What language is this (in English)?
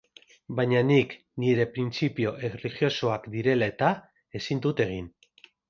Basque